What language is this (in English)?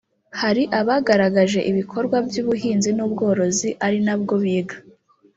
Kinyarwanda